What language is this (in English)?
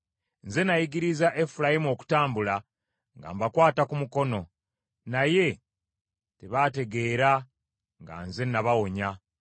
Ganda